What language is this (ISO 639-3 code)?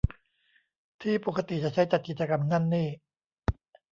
tha